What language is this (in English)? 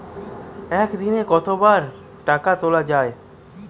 Bangla